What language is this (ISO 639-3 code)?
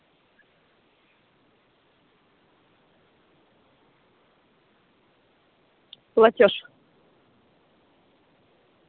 rus